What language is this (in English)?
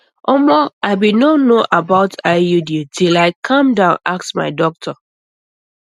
Nigerian Pidgin